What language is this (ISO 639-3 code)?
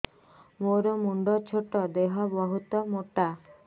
ori